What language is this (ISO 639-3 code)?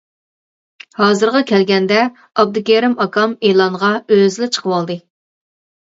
uig